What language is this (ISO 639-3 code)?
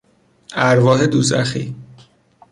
fas